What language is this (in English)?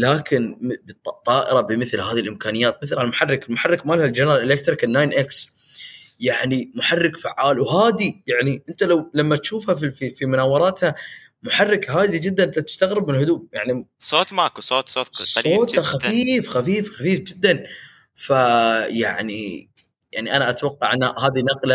Arabic